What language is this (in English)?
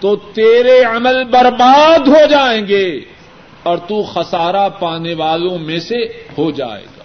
Urdu